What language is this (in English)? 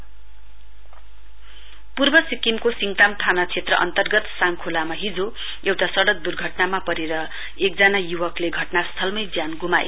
Nepali